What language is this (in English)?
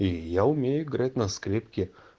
Russian